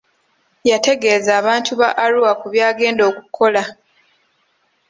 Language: Ganda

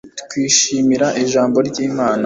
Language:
Kinyarwanda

